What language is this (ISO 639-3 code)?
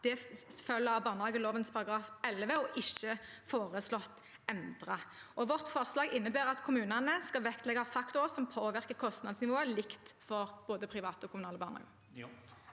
nor